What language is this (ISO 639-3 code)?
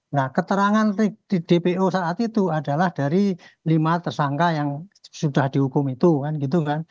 ind